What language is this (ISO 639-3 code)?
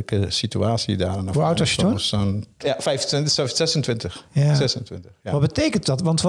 nld